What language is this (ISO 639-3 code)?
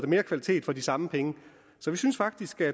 dan